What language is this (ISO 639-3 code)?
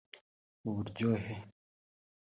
kin